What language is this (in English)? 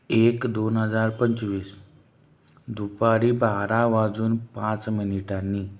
Marathi